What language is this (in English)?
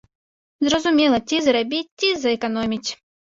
Belarusian